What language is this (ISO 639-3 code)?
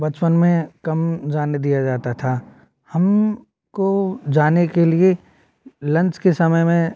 hin